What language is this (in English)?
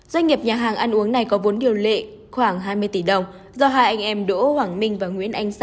Vietnamese